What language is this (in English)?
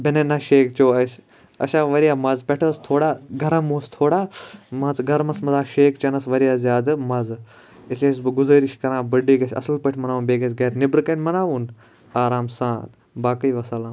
Kashmiri